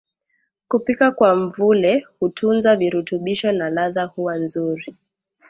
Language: Swahili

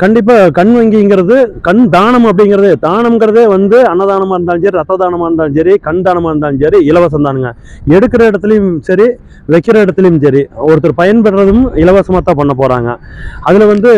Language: Tamil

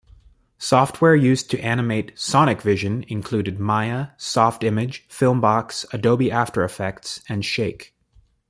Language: English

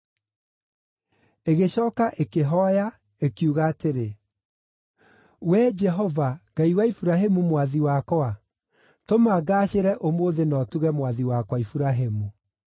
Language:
Kikuyu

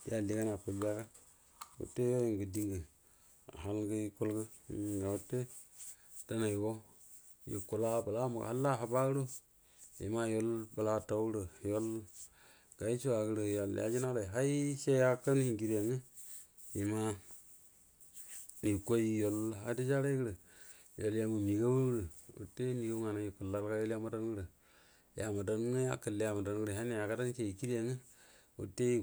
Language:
Buduma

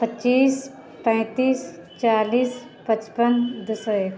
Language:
Maithili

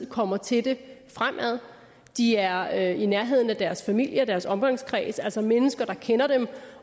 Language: Danish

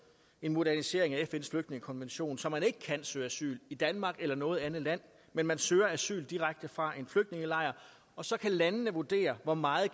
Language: Danish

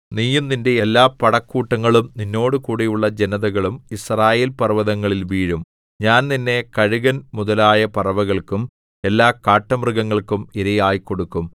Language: Malayalam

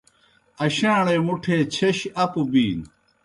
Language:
Kohistani Shina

